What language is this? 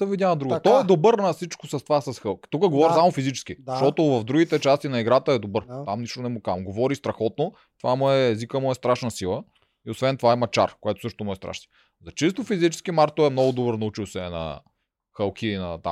Bulgarian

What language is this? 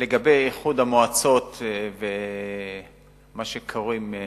Hebrew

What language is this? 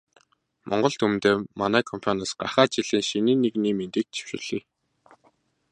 Mongolian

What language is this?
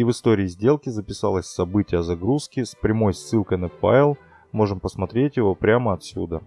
Russian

